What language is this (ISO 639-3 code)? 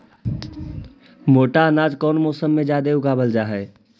mag